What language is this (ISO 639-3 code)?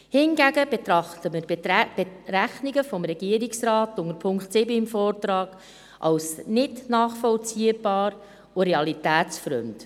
gsw